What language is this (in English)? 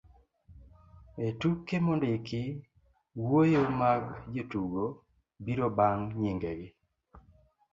Luo (Kenya and Tanzania)